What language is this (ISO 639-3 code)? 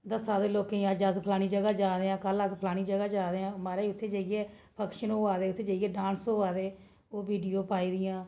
doi